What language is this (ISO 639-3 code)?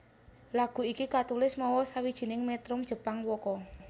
jav